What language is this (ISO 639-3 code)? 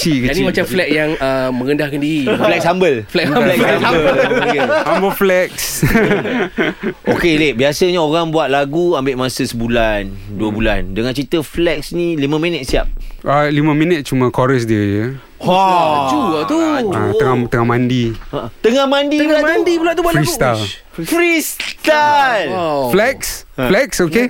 msa